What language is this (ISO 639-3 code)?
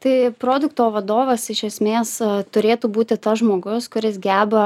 lit